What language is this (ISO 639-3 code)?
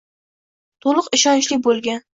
uzb